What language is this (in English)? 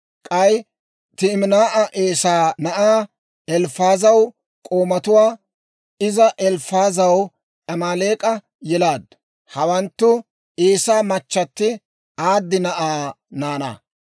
Dawro